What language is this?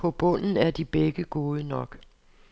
Danish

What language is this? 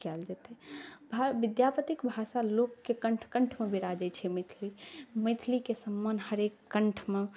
Maithili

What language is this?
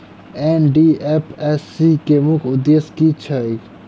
Maithili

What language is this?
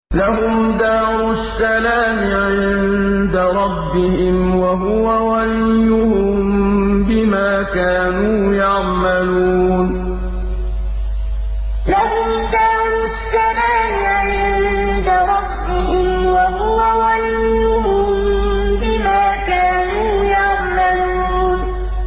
Arabic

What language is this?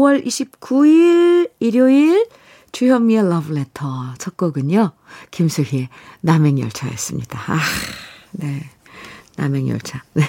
Korean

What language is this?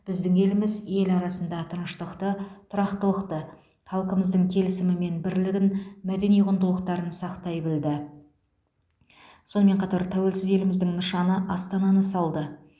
Kazakh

